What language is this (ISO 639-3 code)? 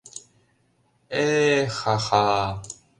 chm